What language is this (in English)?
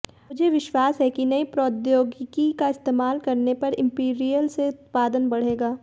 Hindi